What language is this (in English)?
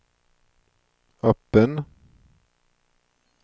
Swedish